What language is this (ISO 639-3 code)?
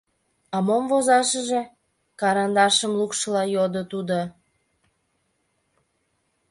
chm